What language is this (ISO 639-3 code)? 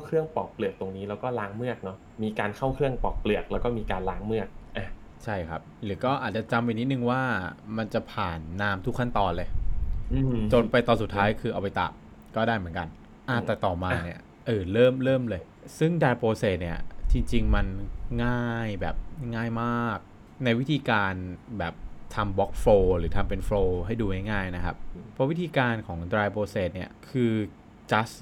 tha